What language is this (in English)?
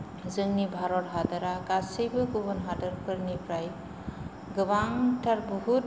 Bodo